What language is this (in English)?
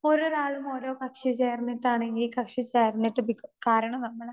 Malayalam